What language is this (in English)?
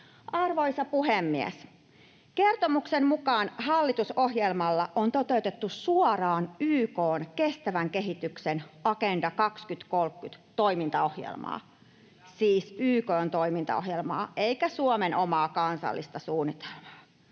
Finnish